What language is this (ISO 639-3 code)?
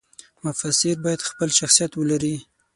pus